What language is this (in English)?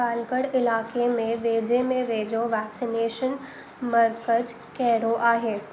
Sindhi